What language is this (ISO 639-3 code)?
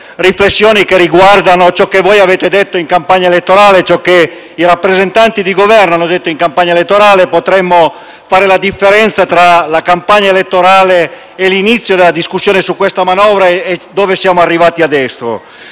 ita